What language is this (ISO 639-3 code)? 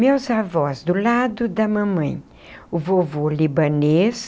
por